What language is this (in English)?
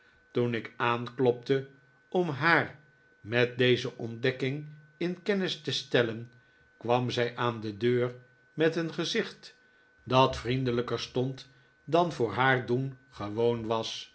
Dutch